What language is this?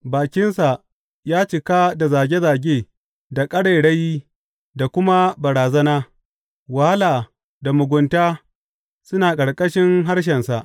Hausa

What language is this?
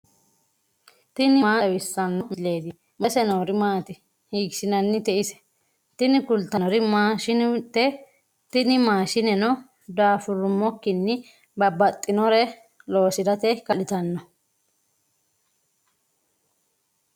Sidamo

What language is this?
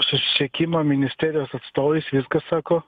Lithuanian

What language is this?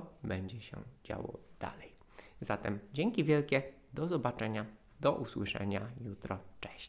Polish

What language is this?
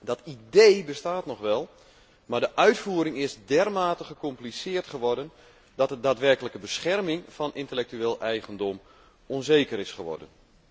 Dutch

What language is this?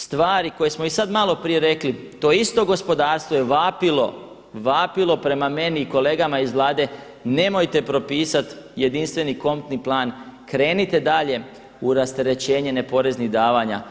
Croatian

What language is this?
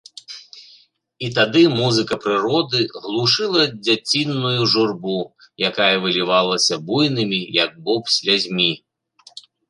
Belarusian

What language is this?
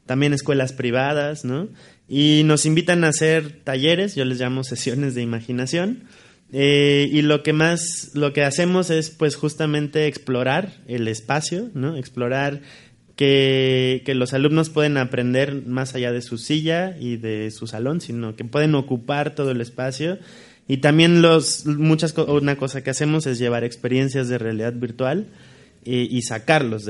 Spanish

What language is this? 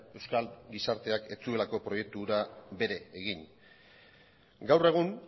Basque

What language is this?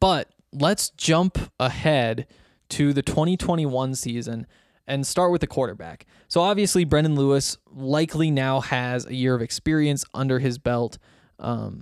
English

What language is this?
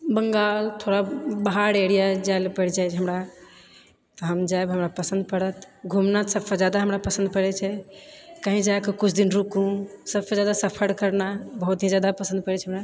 Maithili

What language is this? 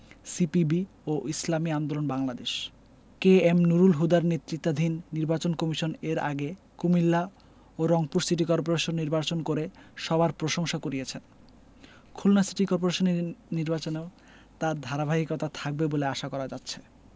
Bangla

